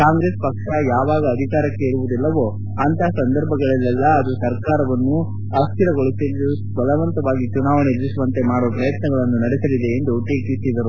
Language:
Kannada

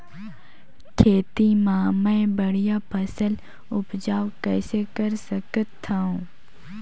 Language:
Chhattisgarhi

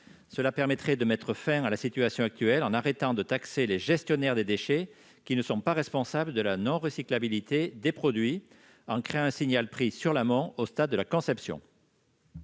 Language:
French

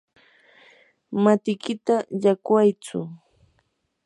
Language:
Yanahuanca Pasco Quechua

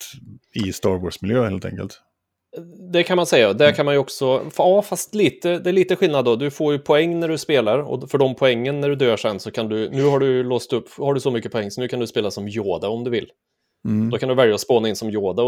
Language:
Swedish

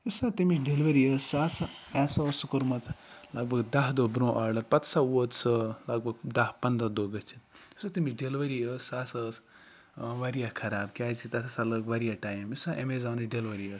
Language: Kashmiri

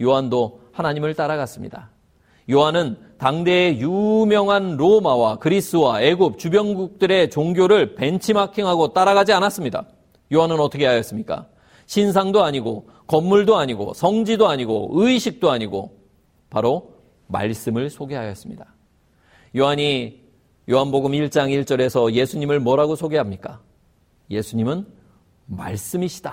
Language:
Korean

